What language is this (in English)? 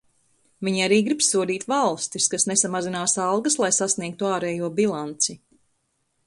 Latvian